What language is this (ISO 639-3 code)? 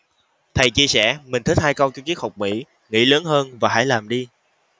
vie